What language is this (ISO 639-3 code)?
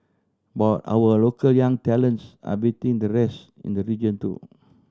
eng